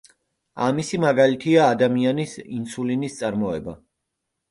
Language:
Georgian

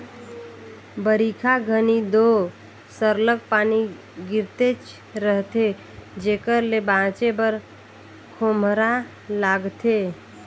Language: Chhattisgarhi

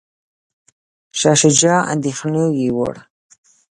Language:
Pashto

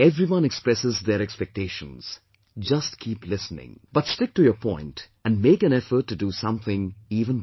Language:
English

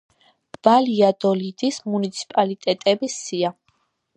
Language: Georgian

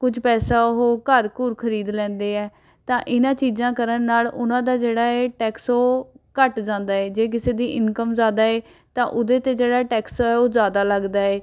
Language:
Punjabi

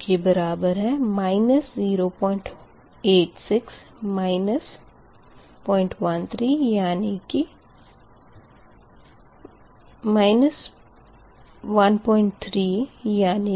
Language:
Hindi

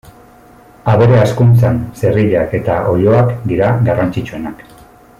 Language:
Basque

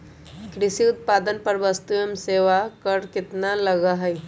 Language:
Magahi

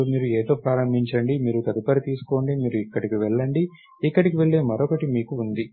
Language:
Telugu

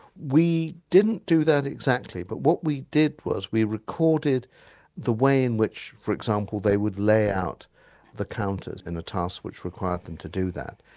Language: English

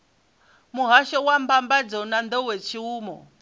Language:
Venda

